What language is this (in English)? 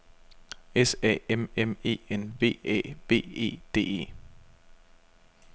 Danish